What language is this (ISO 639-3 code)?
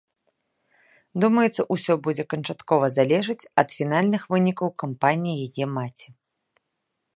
bel